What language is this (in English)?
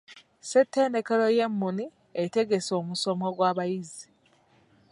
Ganda